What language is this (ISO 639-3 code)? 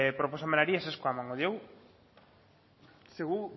eus